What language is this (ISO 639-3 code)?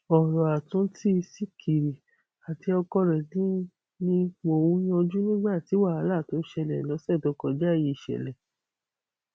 yor